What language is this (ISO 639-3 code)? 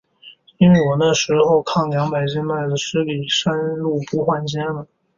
zho